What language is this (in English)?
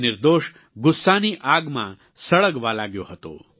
Gujarati